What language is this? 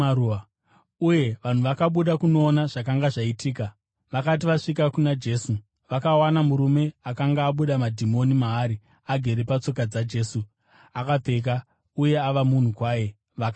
Shona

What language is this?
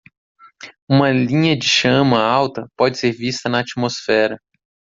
Portuguese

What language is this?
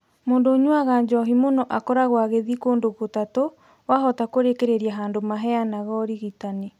Kikuyu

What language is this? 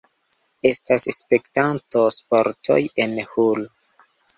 Esperanto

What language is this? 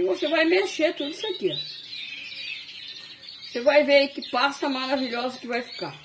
Portuguese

